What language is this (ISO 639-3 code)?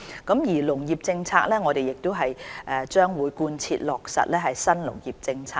yue